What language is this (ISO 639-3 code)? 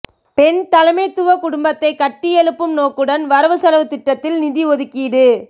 tam